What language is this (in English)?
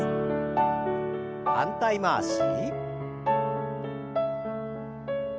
Japanese